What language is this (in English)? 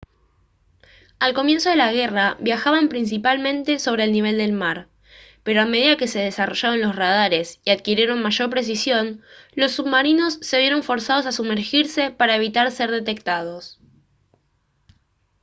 Spanish